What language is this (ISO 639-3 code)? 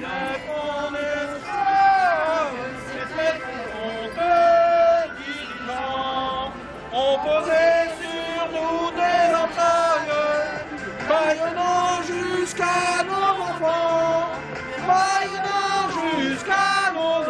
fra